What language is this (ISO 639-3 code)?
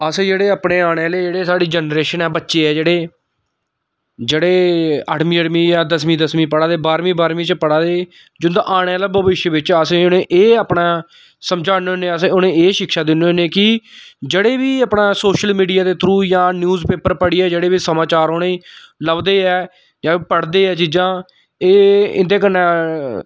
doi